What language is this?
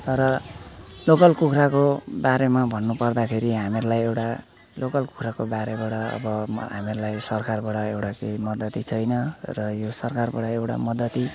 Nepali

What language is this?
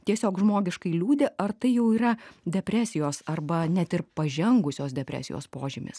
Lithuanian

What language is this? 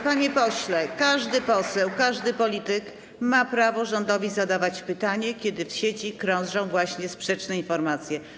Polish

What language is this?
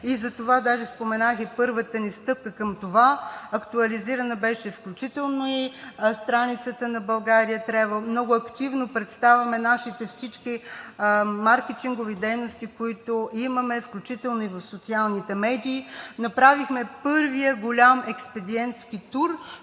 Bulgarian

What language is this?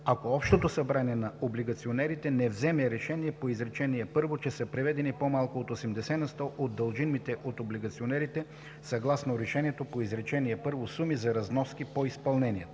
Bulgarian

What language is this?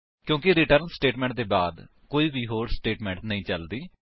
Punjabi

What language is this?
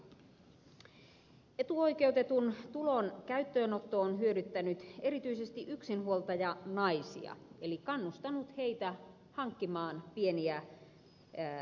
Finnish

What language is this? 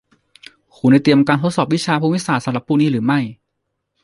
Thai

